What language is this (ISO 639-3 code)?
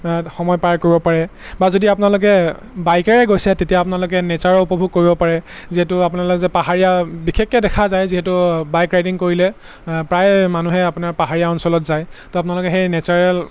asm